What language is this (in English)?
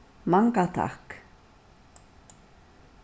Faroese